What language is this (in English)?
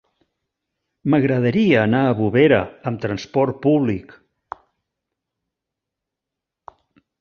Catalan